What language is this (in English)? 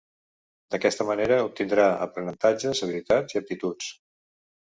Catalan